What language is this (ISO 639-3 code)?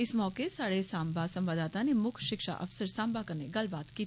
doi